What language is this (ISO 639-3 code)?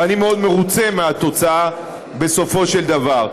heb